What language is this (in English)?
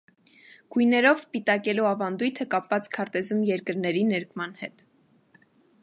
Armenian